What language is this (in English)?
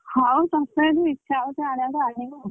Odia